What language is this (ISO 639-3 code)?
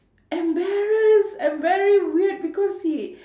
eng